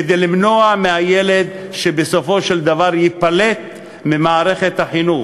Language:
Hebrew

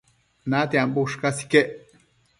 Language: Matsés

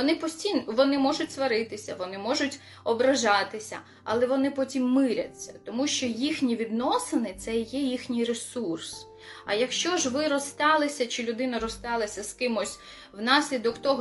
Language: Ukrainian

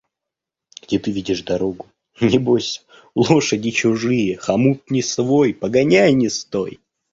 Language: Russian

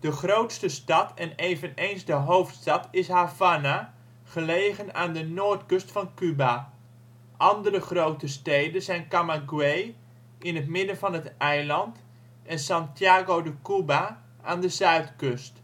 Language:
Dutch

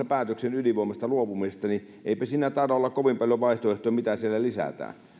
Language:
Finnish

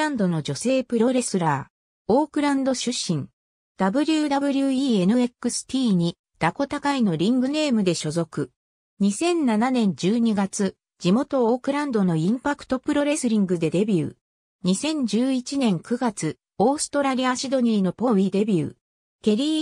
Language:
Japanese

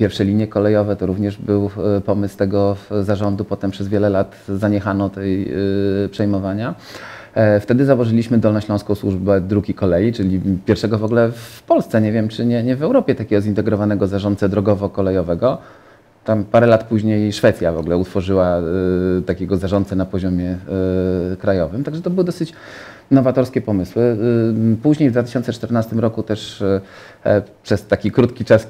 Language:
Polish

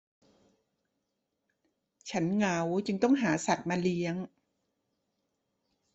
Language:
Thai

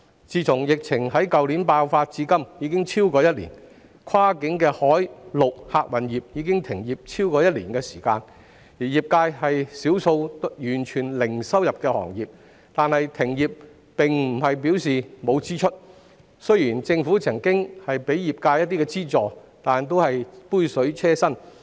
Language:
Cantonese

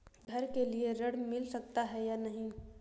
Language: Hindi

